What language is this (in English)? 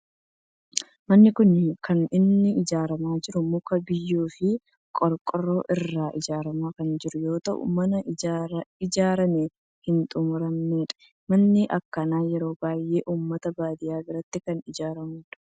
Oromo